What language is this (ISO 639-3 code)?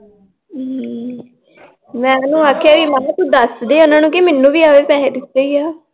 pan